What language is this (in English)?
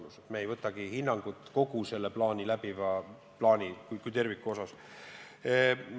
Estonian